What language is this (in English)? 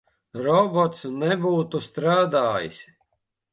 Latvian